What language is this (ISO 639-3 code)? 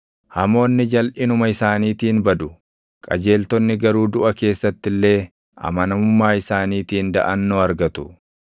orm